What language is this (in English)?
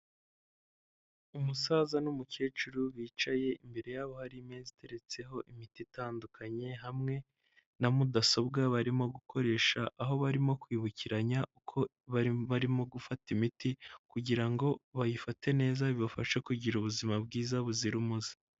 Kinyarwanda